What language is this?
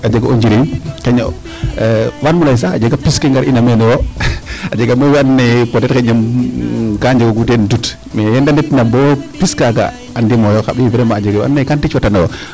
Serer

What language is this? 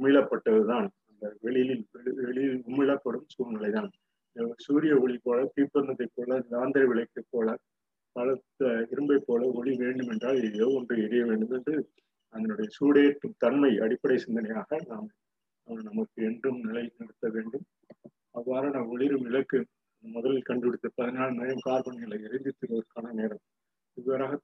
Tamil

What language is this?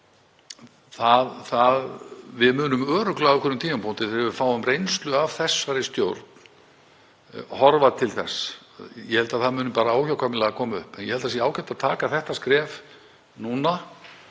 Icelandic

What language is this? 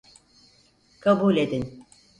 Turkish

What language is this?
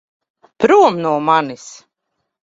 Latvian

